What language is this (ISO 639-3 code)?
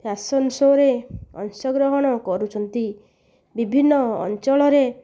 ori